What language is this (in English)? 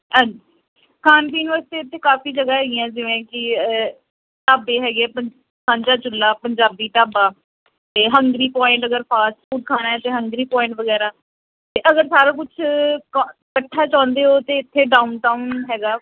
Punjabi